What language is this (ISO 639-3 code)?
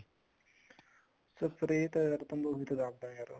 pan